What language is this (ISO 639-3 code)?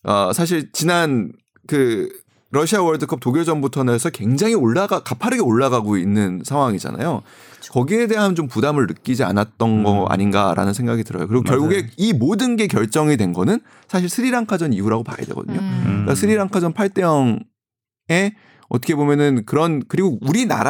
kor